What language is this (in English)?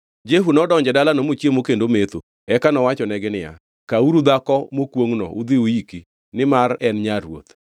Luo (Kenya and Tanzania)